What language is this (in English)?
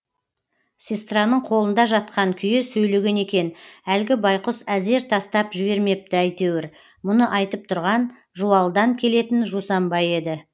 Kazakh